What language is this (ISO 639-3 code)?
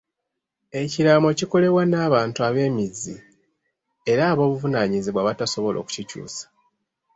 lug